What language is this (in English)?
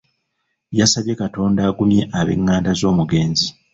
Ganda